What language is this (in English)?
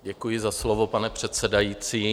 Czech